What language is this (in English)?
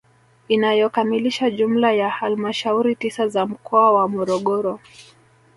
Swahili